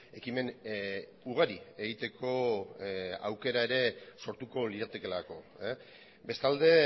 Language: Basque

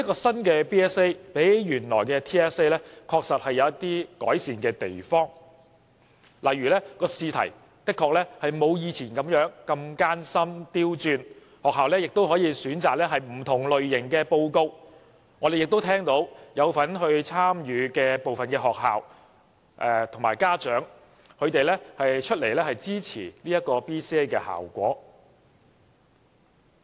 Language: Cantonese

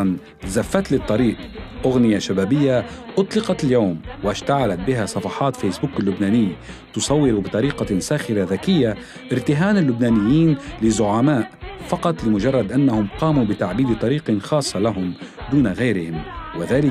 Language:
Arabic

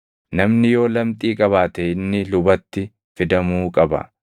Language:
Oromo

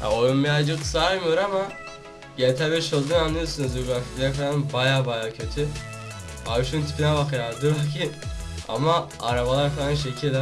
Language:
Turkish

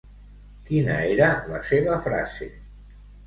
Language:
Catalan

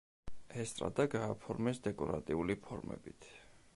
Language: Georgian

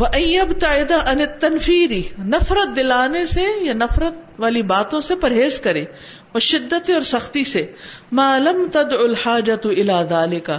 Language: Urdu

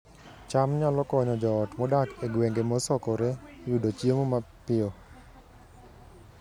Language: Luo (Kenya and Tanzania)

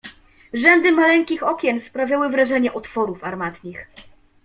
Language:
Polish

